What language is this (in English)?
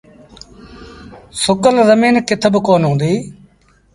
Sindhi Bhil